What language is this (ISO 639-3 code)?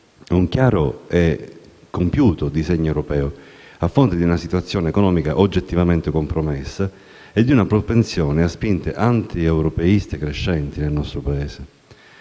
ita